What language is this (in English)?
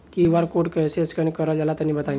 Bhojpuri